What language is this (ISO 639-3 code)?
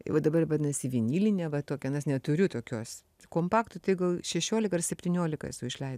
lit